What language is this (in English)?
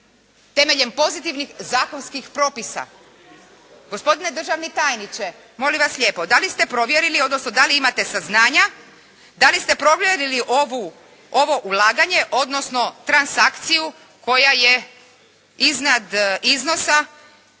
Croatian